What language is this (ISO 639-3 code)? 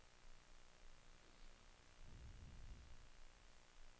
nor